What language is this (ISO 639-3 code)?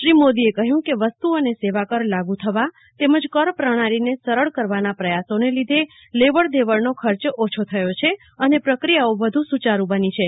guj